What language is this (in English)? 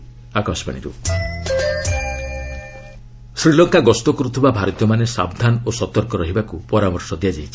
Odia